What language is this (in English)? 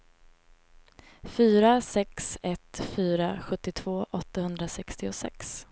Swedish